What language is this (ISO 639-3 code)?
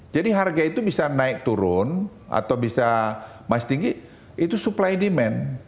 ind